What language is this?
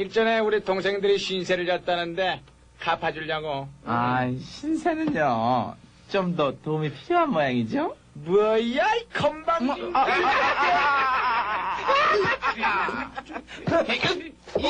Korean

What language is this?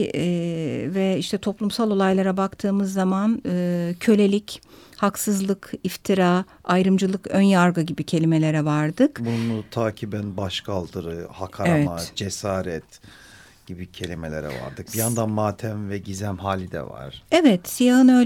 Turkish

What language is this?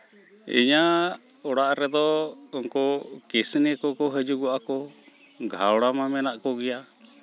Santali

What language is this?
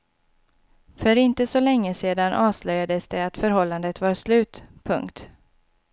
Swedish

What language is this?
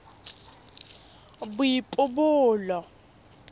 Tswana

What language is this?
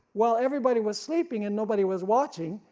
English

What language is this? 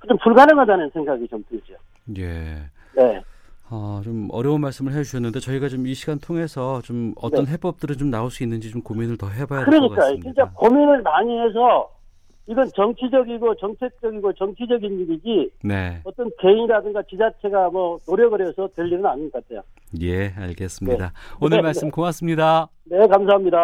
Korean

